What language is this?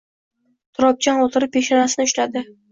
Uzbek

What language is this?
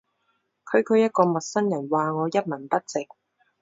Cantonese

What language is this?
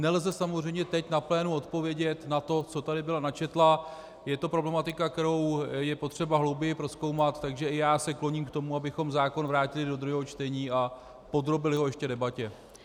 Czech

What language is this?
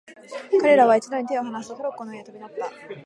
Japanese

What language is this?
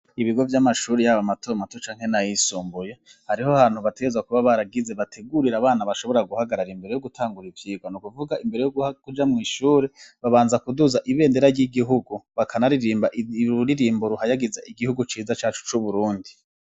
Rundi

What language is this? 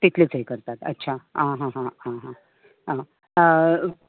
Konkani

